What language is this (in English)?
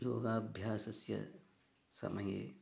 Sanskrit